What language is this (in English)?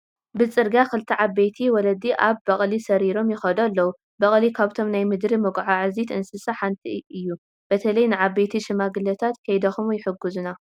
Tigrinya